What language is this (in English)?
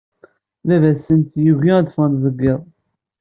Kabyle